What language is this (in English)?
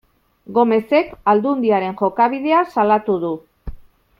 Basque